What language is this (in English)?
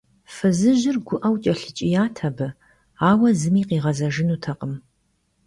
Kabardian